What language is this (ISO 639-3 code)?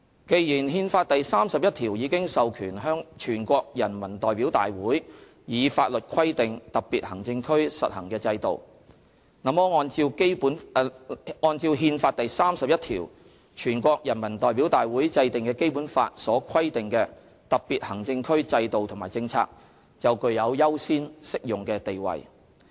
yue